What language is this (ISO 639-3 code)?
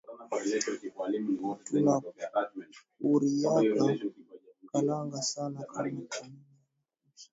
swa